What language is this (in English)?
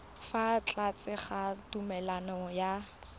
Tswana